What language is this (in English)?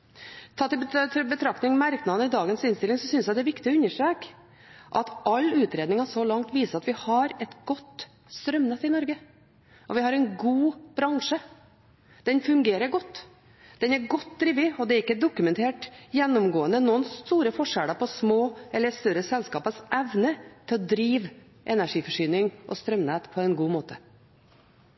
Norwegian Bokmål